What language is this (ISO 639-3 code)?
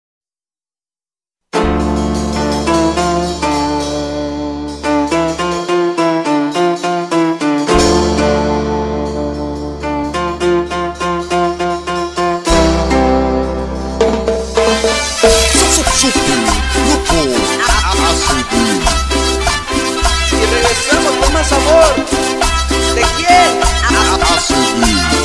ron